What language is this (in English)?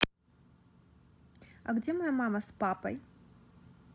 Russian